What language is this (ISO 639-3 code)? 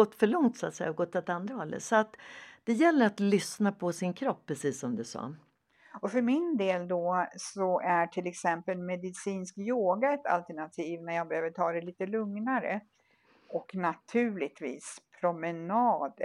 swe